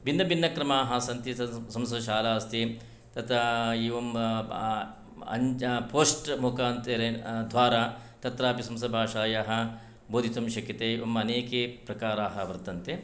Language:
Sanskrit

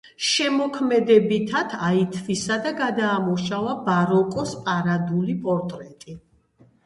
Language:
Georgian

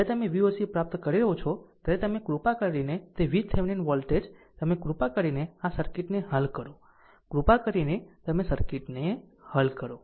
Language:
Gujarati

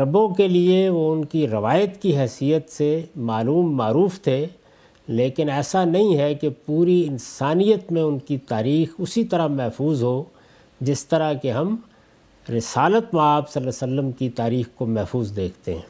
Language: Urdu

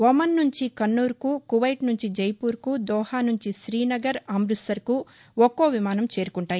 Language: Telugu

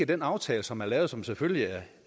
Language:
Danish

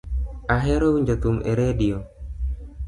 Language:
Luo (Kenya and Tanzania)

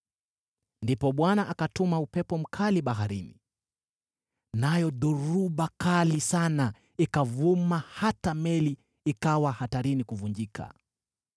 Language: Swahili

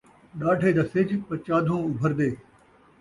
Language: Saraiki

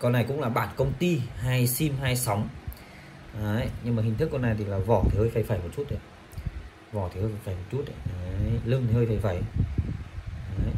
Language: Vietnamese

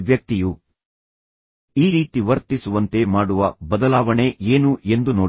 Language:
Kannada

